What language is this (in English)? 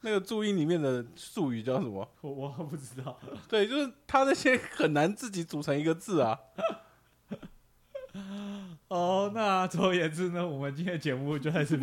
Chinese